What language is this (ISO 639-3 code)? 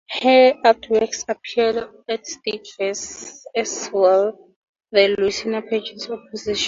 eng